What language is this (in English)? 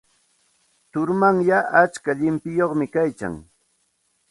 Santa Ana de Tusi Pasco Quechua